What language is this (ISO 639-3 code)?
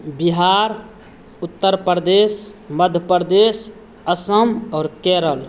mai